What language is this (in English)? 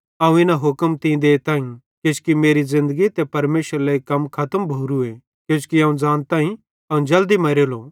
Bhadrawahi